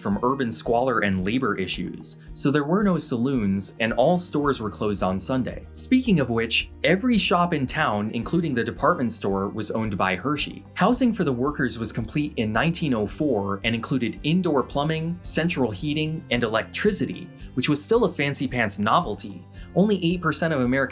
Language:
English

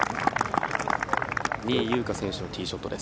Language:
Japanese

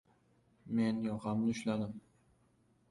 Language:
Uzbek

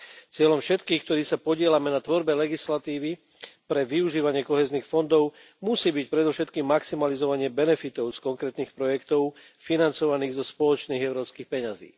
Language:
Slovak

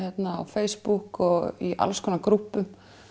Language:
Icelandic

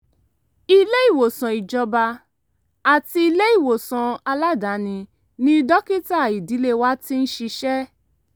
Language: Yoruba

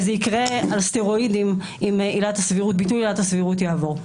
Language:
Hebrew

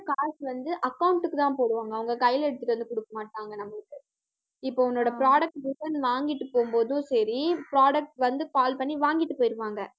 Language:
Tamil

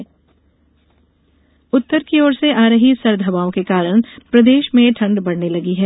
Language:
Hindi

